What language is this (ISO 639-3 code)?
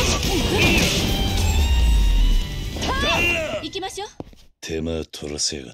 jpn